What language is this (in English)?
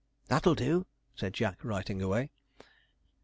English